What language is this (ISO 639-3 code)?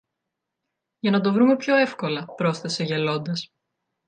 ell